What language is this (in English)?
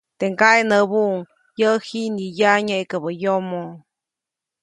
Copainalá Zoque